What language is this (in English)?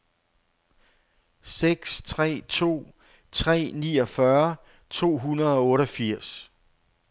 Danish